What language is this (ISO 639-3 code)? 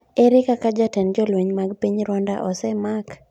luo